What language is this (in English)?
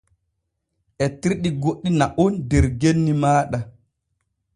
Borgu Fulfulde